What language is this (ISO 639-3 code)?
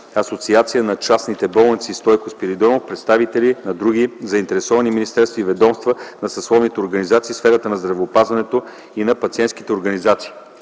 bul